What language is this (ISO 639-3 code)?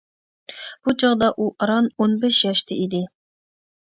uig